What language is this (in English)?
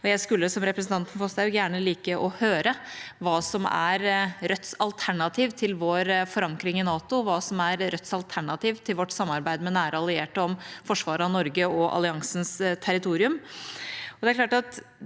Norwegian